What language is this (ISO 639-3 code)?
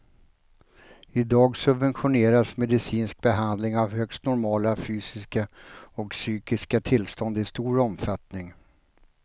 swe